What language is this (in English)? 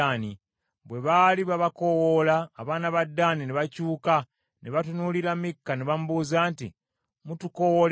Ganda